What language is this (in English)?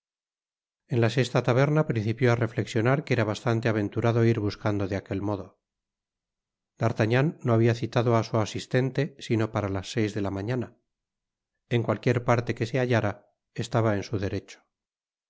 Spanish